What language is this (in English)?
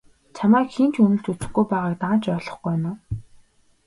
Mongolian